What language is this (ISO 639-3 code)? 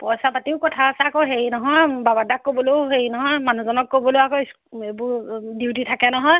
asm